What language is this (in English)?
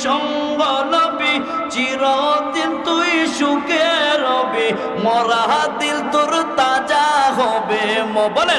Indonesian